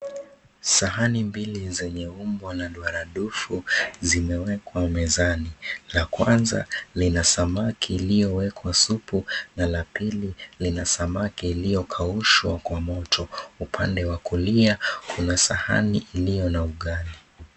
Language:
Swahili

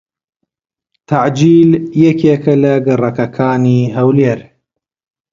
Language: Central Kurdish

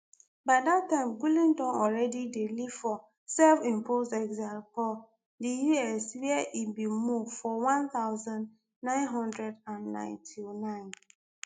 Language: Nigerian Pidgin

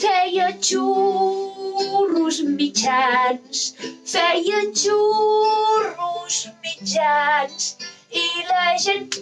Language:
Spanish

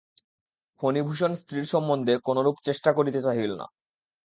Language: Bangla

